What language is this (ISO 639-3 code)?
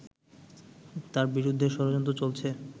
ben